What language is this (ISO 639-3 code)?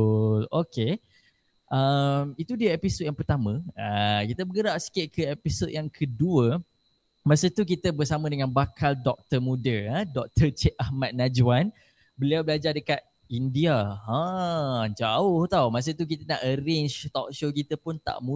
msa